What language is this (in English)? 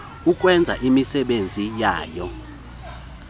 Xhosa